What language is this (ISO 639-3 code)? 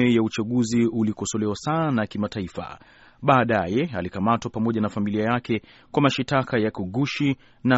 swa